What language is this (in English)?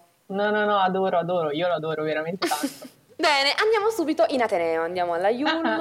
Italian